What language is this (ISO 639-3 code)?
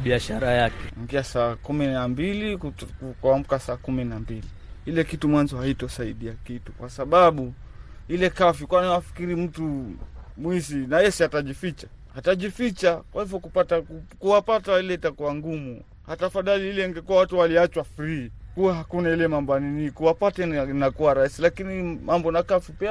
swa